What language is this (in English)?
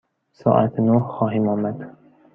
Persian